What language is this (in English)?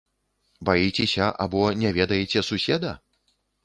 Belarusian